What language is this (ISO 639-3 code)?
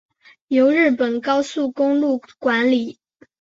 zho